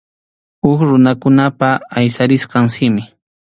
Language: Arequipa-La Unión Quechua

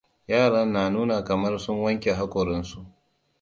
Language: Hausa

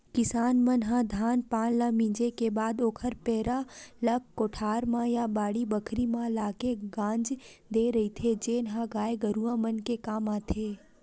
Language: Chhattisgarhi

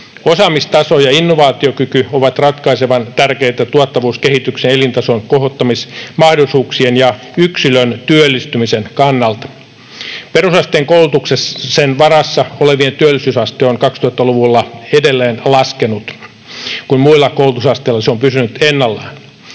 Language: Finnish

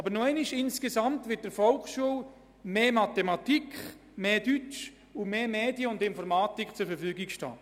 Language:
Swiss German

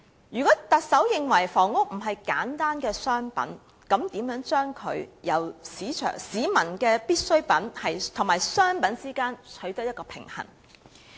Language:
Cantonese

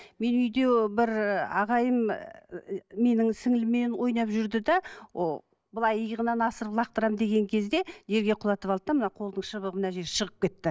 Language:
Kazakh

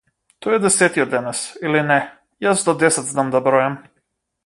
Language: Macedonian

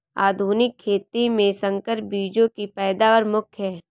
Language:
Hindi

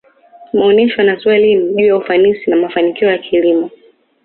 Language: Swahili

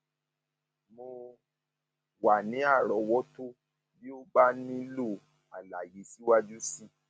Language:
Yoruba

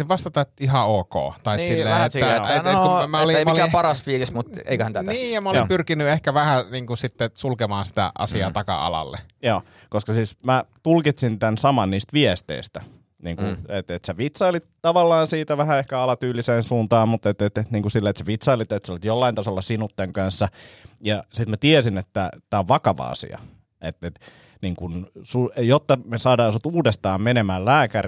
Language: Finnish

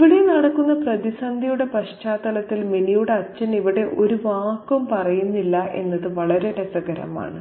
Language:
Malayalam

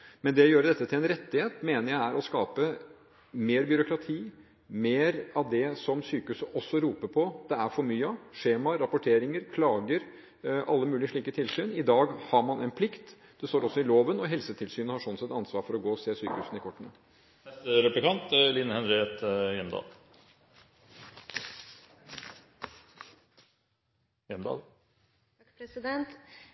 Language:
Norwegian Bokmål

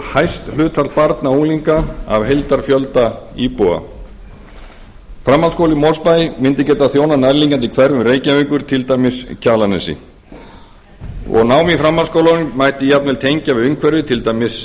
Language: Icelandic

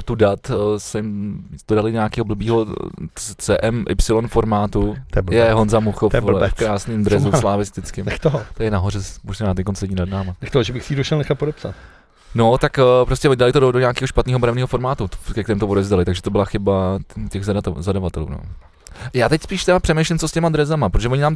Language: Czech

